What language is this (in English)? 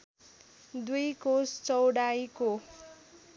Nepali